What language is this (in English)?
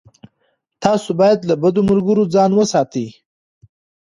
Pashto